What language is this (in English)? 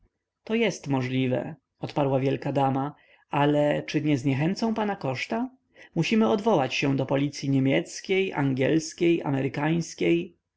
Polish